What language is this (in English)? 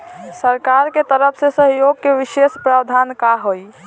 Bhojpuri